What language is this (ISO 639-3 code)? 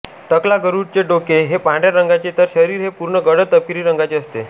mar